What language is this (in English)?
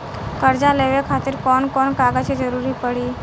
Bhojpuri